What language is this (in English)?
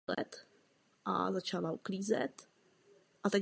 Czech